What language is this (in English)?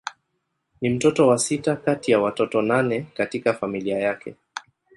Swahili